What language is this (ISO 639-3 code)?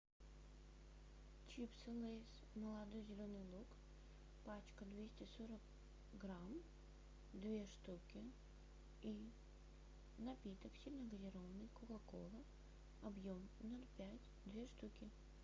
rus